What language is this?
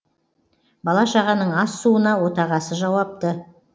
Kazakh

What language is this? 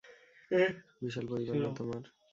Bangla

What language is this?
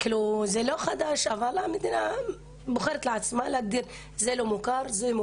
Hebrew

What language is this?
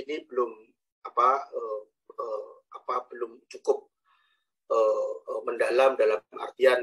Indonesian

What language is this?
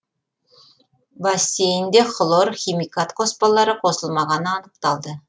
Kazakh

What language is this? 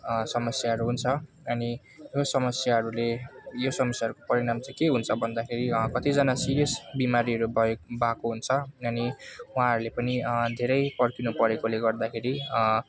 Nepali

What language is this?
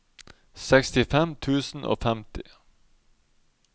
Norwegian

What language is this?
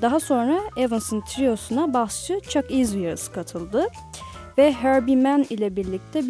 Turkish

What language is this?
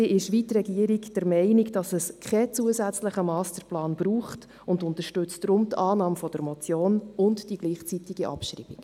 Swiss German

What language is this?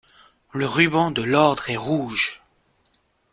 French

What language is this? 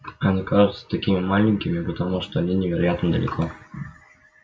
Russian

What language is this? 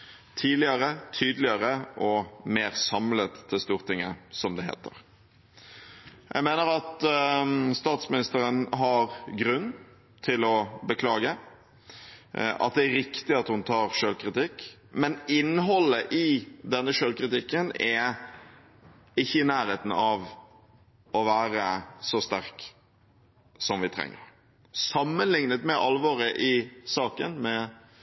Norwegian Bokmål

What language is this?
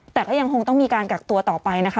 Thai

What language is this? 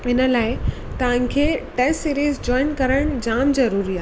Sindhi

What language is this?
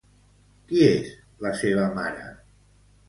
Catalan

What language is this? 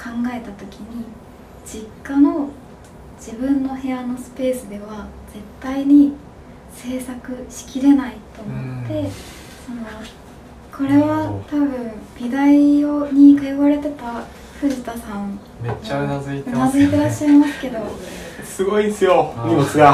Japanese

